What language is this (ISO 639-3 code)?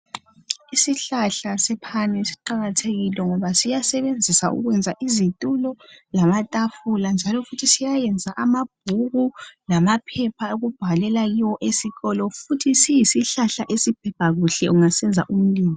nde